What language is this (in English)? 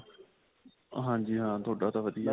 Punjabi